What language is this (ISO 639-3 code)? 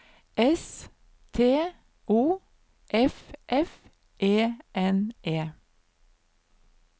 nor